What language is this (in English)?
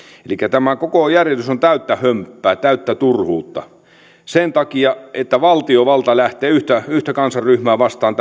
Finnish